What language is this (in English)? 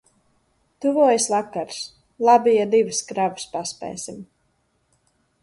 Latvian